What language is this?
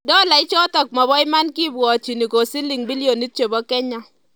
Kalenjin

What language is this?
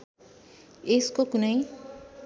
Nepali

